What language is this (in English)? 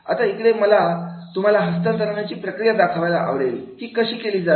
Marathi